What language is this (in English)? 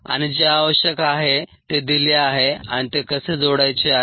Marathi